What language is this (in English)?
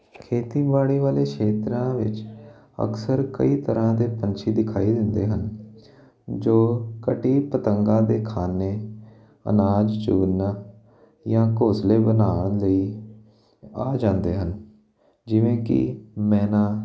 Punjabi